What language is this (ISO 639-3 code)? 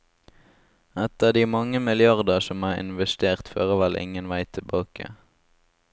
nor